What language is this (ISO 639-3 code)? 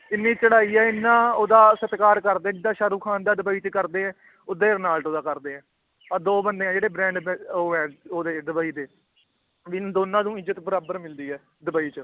pan